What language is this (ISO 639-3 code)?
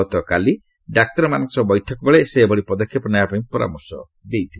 ori